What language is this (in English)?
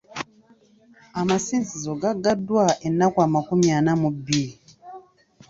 Ganda